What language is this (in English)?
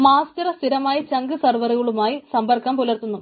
Malayalam